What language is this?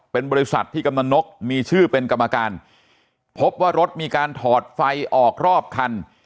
Thai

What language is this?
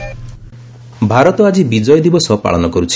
Odia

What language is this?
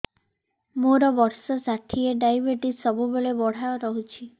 Odia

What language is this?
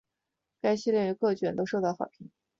Chinese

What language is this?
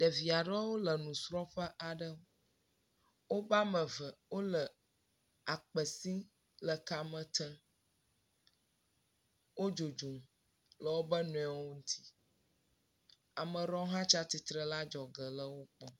Ewe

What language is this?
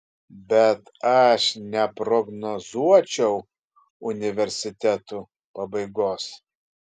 Lithuanian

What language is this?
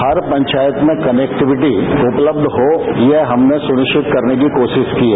Hindi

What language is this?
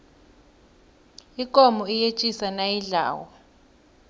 South Ndebele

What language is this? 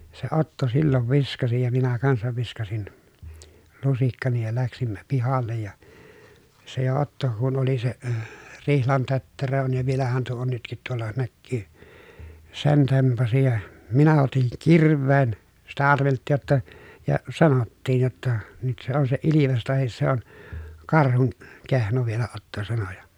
Finnish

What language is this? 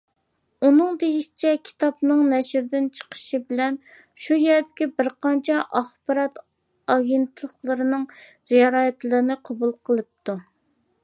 Uyghur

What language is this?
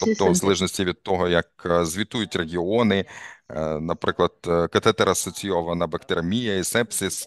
Ukrainian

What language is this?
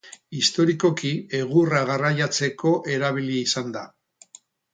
Basque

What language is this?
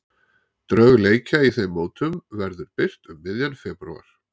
Icelandic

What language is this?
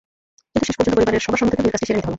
Bangla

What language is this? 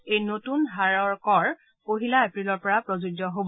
Assamese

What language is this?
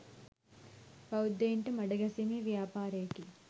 Sinhala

